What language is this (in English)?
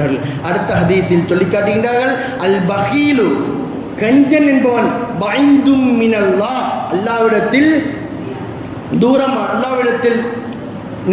Tamil